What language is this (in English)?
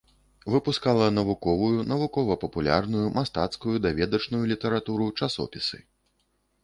Belarusian